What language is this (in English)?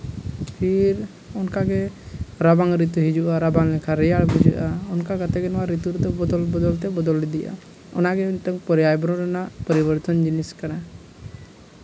Santali